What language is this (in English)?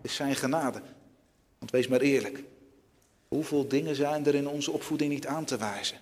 Dutch